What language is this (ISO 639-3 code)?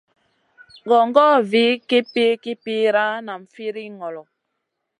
mcn